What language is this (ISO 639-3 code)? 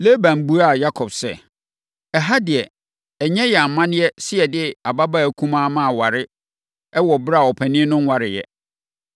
aka